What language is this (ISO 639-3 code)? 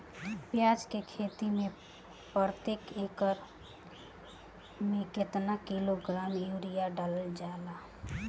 bho